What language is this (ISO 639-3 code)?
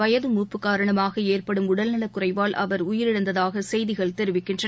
tam